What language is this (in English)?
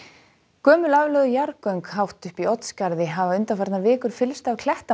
Icelandic